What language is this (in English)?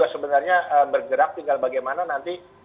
Indonesian